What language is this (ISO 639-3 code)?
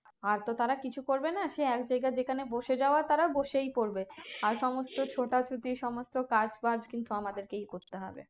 ben